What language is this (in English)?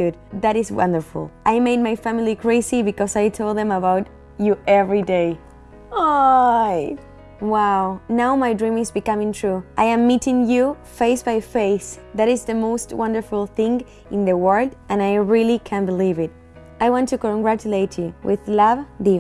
Spanish